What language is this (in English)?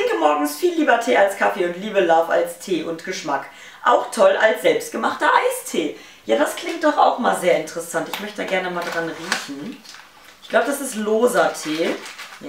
German